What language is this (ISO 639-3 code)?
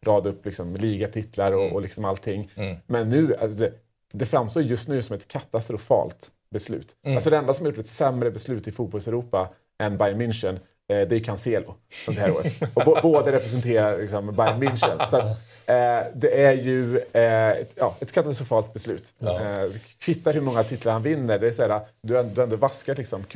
swe